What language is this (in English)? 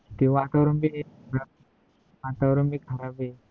Marathi